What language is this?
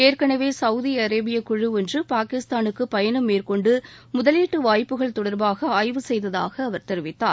Tamil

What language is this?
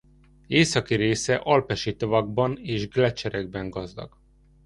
Hungarian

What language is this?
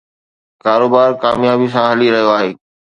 Sindhi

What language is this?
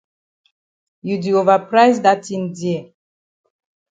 Cameroon Pidgin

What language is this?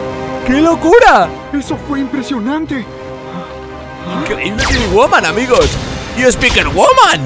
Spanish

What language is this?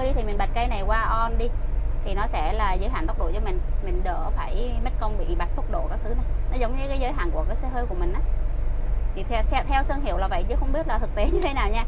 Vietnamese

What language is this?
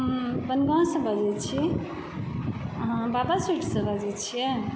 Maithili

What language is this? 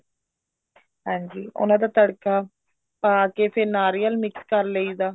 Punjabi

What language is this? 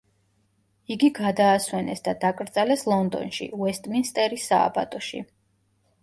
Georgian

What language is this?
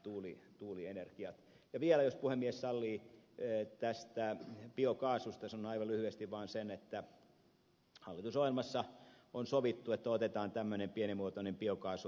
Finnish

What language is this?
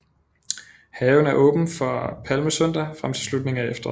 Danish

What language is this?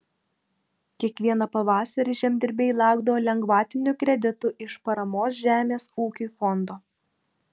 Lithuanian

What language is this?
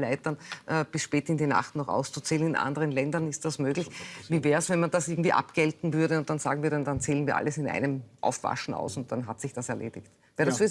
German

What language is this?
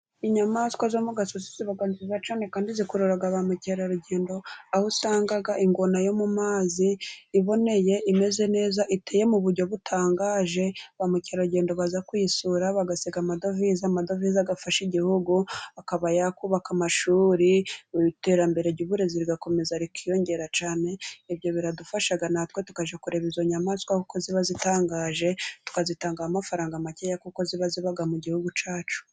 Kinyarwanda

